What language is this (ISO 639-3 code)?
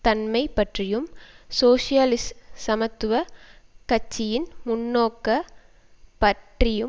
tam